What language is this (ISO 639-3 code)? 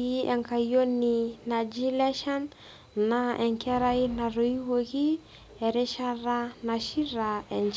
mas